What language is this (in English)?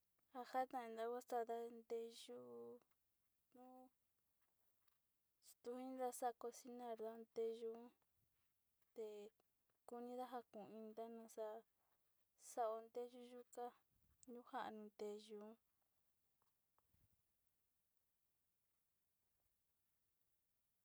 Sinicahua Mixtec